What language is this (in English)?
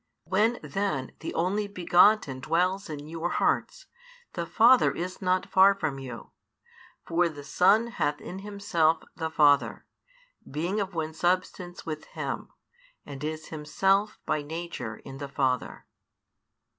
English